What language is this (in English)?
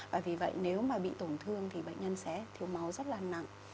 Vietnamese